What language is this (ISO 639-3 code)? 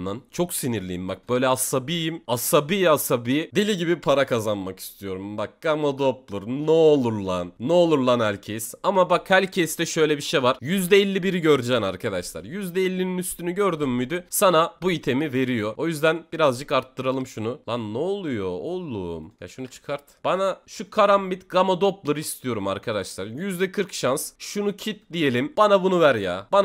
tur